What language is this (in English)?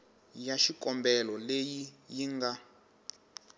Tsonga